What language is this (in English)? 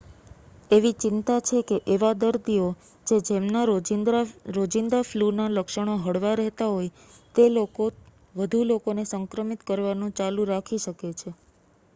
Gujarati